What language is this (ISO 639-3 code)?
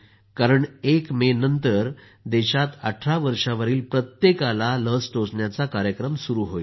mar